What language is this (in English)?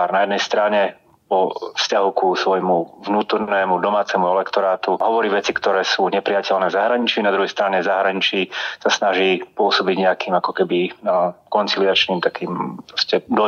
Slovak